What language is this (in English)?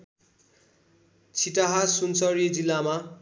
Nepali